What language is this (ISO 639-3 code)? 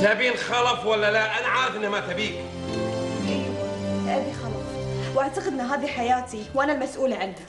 ara